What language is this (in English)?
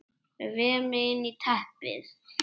Icelandic